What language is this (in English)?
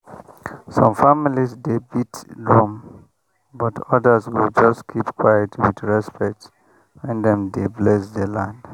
Nigerian Pidgin